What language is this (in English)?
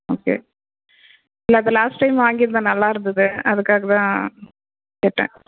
Tamil